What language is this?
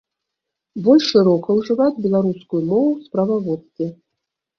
Belarusian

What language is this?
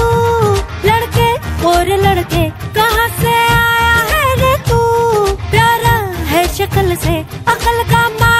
Hindi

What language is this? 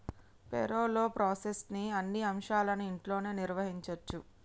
Telugu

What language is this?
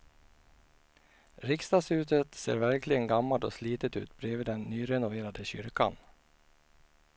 Swedish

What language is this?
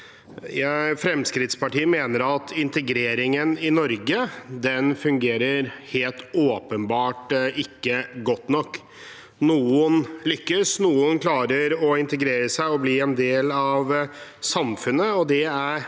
Norwegian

